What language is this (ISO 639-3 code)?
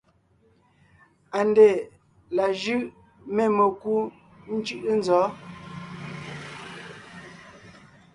nnh